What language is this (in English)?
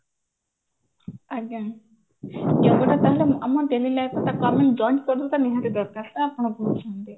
Odia